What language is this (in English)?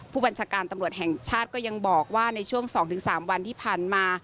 Thai